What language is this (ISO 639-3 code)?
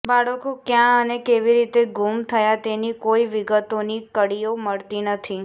guj